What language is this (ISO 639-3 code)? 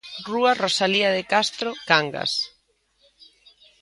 glg